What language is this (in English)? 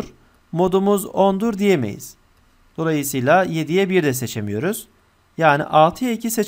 Turkish